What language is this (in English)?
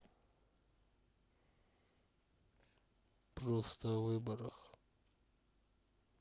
Russian